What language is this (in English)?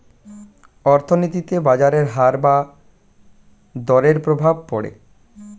Bangla